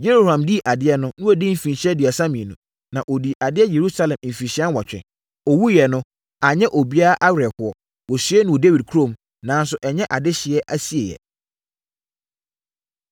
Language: Akan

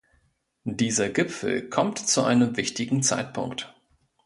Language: German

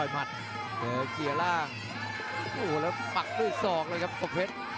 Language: Thai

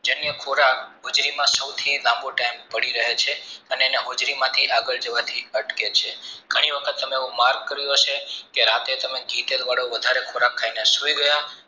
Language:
Gujarati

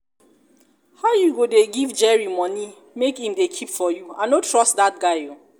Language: Nigerian Pidgin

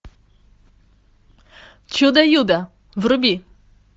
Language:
Russian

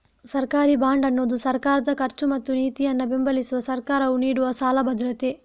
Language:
Kannada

